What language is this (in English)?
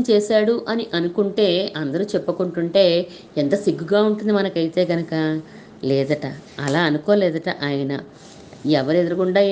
Telugu